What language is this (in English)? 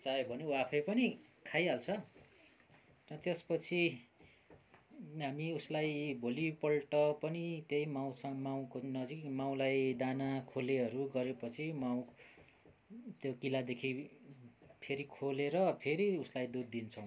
Nepali